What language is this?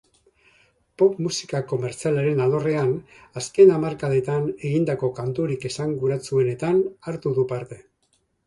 Basque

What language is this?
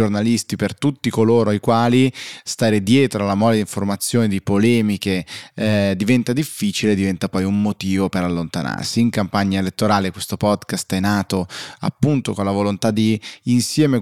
Italian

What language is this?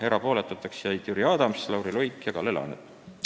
Estonian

